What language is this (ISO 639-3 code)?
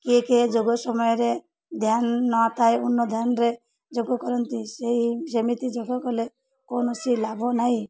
ori